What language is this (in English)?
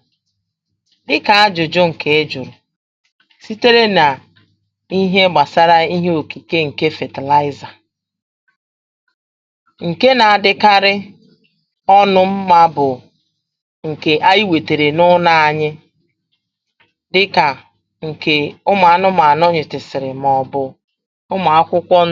Igbo